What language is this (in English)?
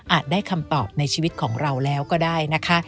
Thai